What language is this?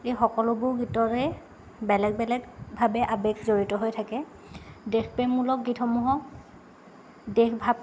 Assamese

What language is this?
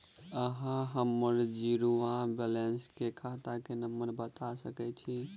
Maithili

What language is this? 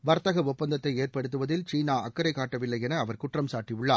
Tamil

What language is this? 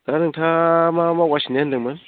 Bodo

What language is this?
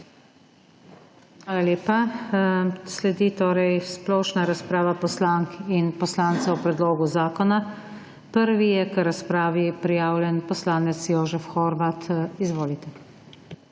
Slovenian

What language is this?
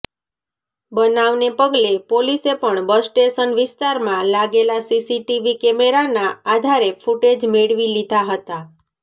Gujarati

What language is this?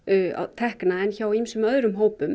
Icelandic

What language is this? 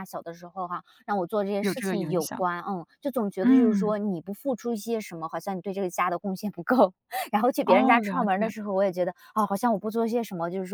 Chinese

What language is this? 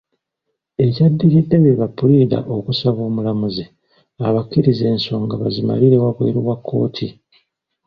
Ganda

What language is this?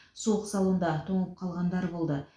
Kazakh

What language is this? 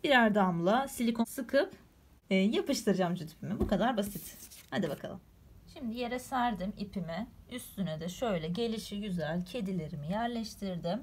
Turkish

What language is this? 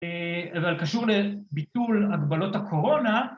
Hebrew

